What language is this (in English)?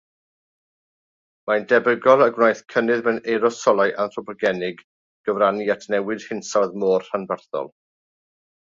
Welsh